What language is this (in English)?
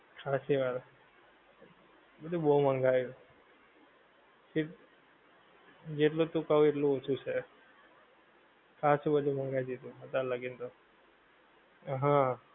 Gujarati